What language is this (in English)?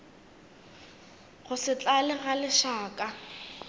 Northern Sotho